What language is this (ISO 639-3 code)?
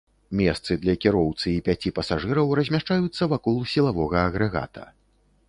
bel